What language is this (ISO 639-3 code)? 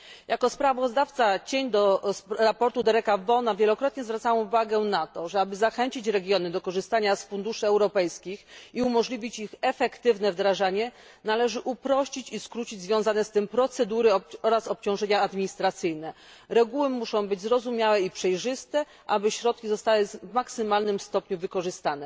pol